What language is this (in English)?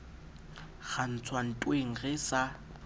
Southern Sotho